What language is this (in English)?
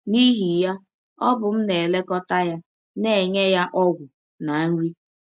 Igbo